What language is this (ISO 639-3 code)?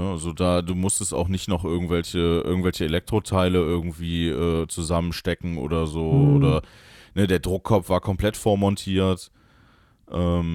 deu